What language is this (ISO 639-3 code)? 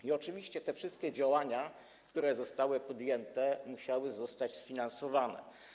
pol